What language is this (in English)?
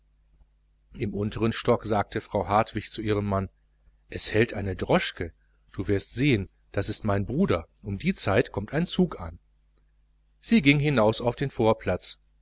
German